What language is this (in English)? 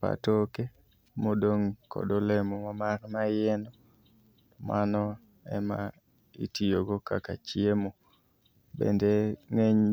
Luo (Kenya and Tanzania)